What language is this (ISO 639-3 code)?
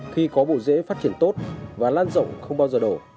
vie